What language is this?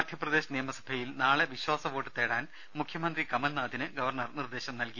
Malayalam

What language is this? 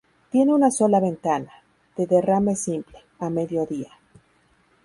Spanish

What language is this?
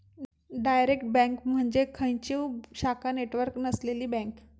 Marathi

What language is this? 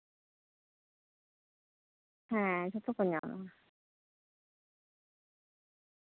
Santali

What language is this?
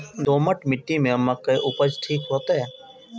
Maithili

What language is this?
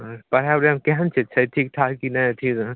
Maithili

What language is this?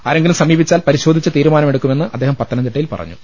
Malayalam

